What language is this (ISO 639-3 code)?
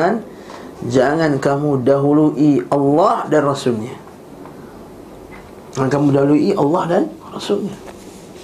msa